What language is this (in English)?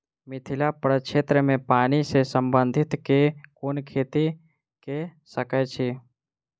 Maithili